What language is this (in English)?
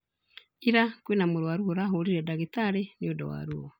Kikuyu